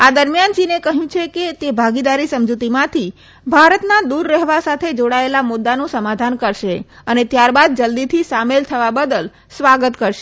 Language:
Gujarati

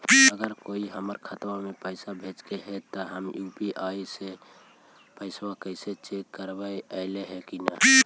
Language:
Magahi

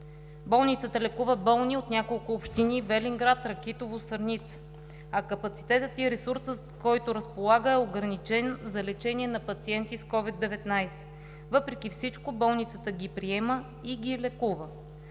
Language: Bulgarian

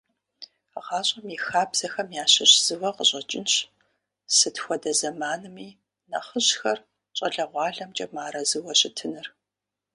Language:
Kabardian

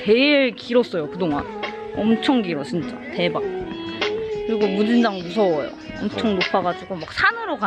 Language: Korean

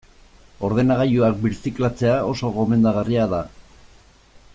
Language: Basque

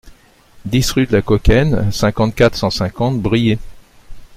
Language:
French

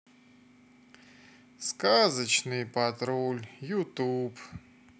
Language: Russian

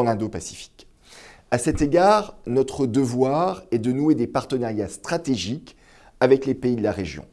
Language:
French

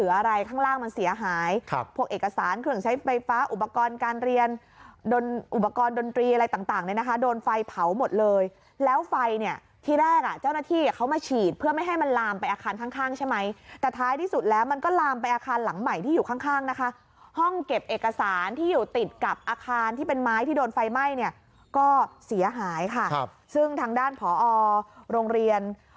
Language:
Thai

